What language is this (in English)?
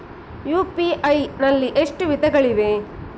Kannada